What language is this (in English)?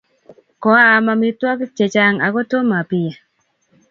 Kalenjin